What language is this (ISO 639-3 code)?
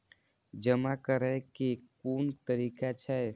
mai